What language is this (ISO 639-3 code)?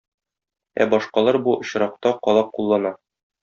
tat